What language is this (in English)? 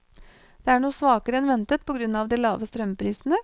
Norwegian